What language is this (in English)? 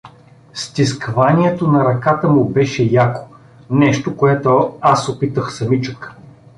Bulgarian